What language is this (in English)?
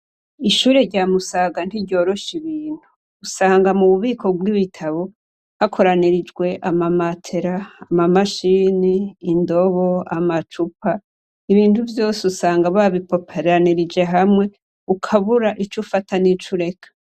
Rundi